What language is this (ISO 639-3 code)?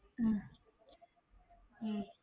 tam